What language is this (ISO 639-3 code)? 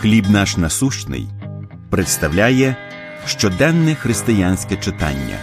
ukr